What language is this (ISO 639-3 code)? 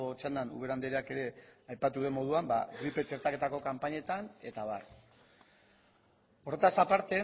eus